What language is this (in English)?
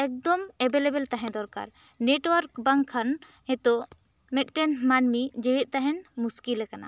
Santali